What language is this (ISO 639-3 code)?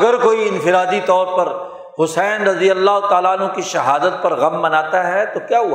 urd